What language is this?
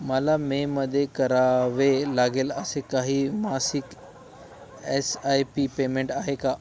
Marathi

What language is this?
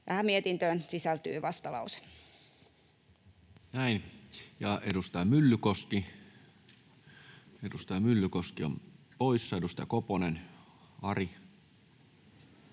Finnish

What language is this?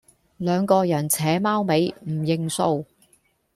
Cantonese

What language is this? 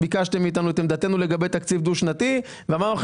Hebrew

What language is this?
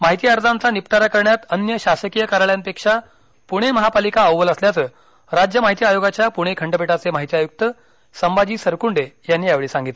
Marathi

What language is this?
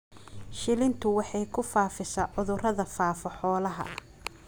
Somali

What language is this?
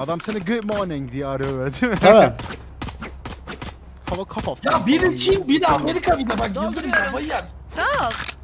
Turkish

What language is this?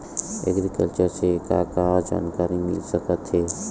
Chhattisgarhi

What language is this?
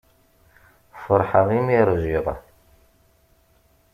Kabyle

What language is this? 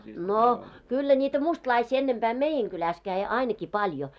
Finnish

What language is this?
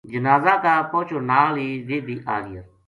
Gujari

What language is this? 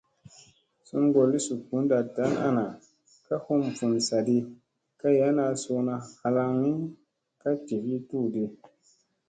Musey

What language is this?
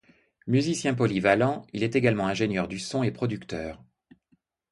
French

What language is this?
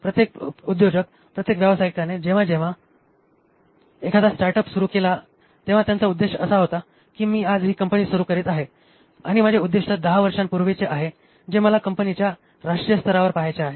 Marathi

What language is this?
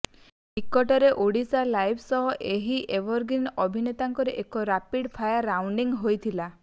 Odia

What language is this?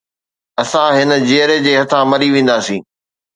Sindhi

